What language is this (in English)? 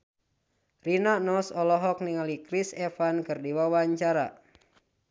Sundanese